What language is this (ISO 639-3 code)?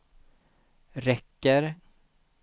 swe